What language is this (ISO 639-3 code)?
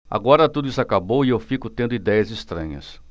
por